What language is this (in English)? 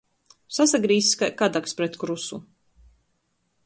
Latgalian